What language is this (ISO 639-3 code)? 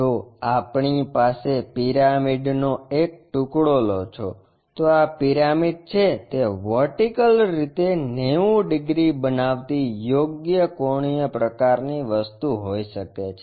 guj